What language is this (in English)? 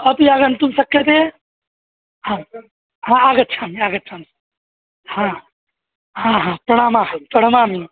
Sanskrit